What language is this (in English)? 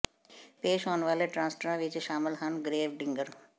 Punjabi